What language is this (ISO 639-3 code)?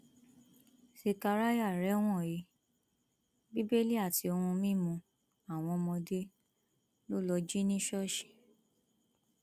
yor